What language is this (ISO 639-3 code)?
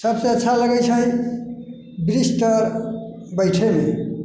mai